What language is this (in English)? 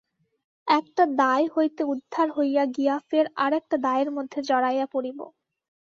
Bangla